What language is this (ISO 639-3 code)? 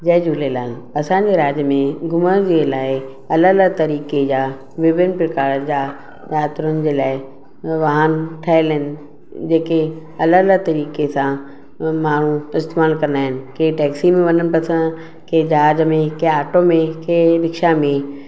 snd